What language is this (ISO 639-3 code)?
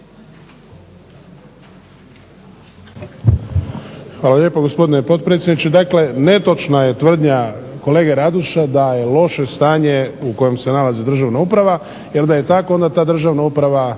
hrv